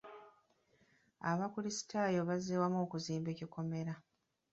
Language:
Ganda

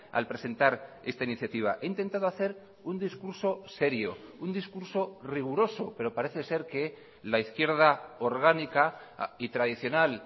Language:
Spanish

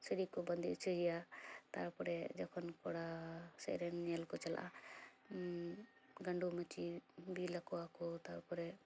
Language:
Santali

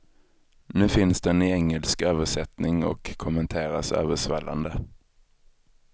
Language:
Swedish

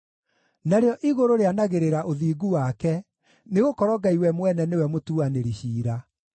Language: Kikuyu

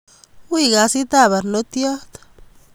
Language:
Kalenjin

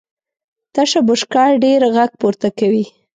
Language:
Pashto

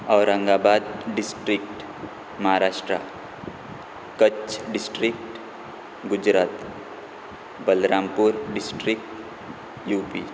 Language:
Konkani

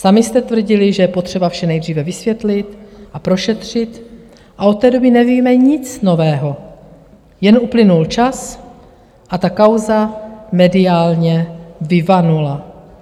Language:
Czech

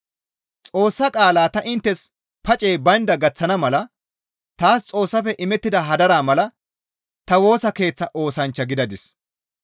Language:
Gamo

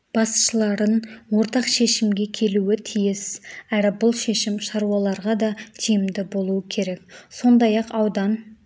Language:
Kazakh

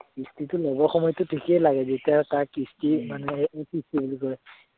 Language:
Assamese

